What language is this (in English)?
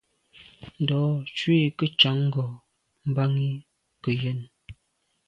Medumba